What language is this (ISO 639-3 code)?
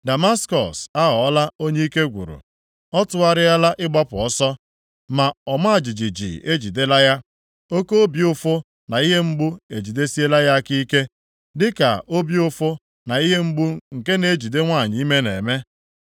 ibo